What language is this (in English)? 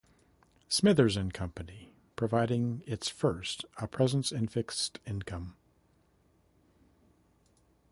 English